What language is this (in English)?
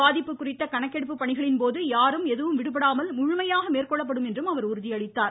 Tamil